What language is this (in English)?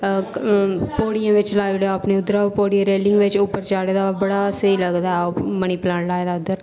Dogri